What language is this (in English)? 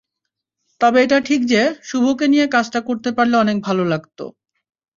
Bangla